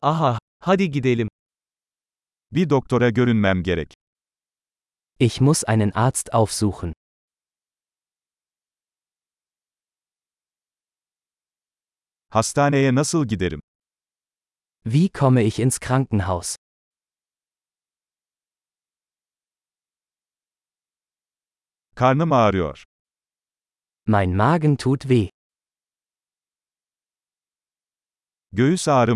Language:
Turkish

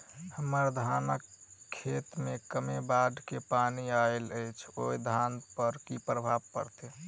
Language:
Maithili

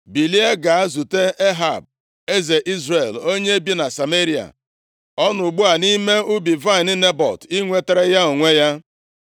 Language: Igbo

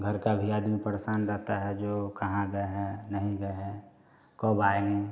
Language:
Hindi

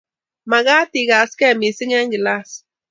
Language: Kalenjin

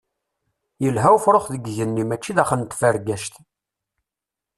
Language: Kabyle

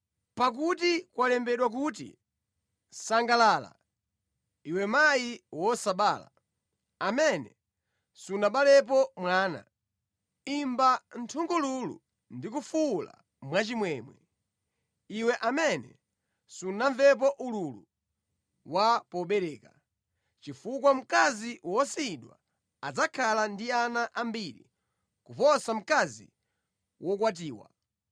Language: Nyanja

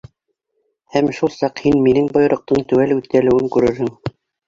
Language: Bashkir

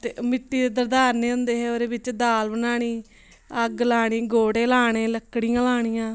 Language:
Dogri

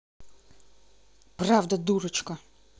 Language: Russian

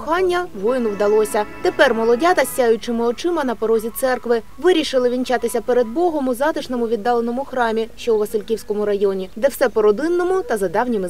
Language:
Ukrainian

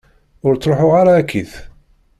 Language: Kabyle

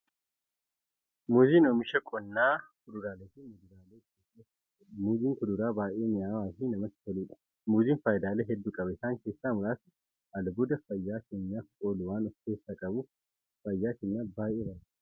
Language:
Oromo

